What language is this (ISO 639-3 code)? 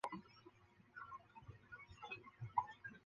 zho